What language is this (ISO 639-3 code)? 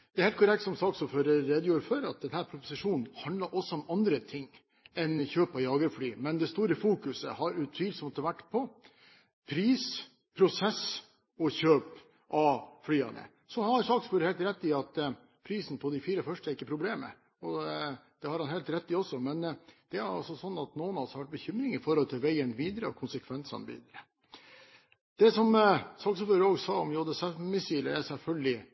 nob